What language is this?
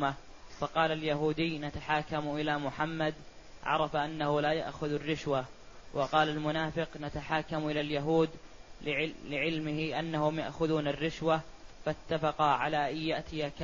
Arabic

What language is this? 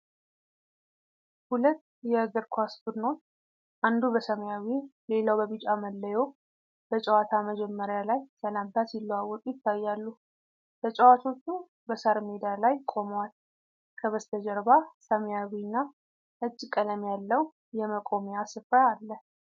Amharic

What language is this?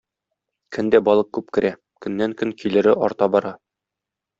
Tatar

